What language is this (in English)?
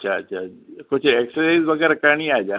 Sindhi